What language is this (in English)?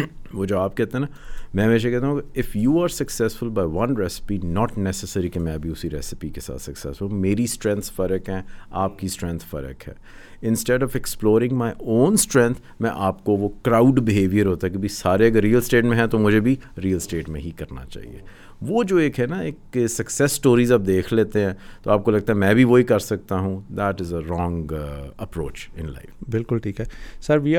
Urdu